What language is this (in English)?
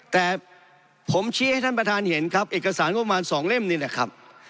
Thai